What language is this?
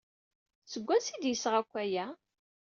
Kabyle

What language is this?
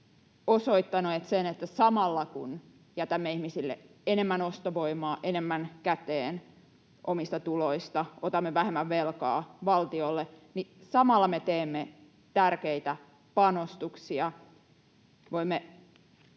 Finnish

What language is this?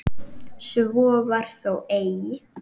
Icelandic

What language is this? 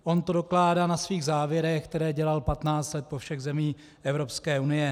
Czech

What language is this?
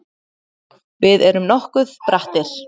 Icelandic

